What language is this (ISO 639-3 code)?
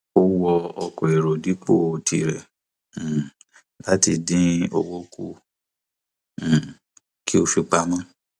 yor